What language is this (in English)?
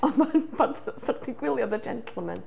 Welsh